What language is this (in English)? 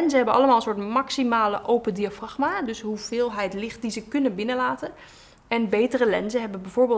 Dutch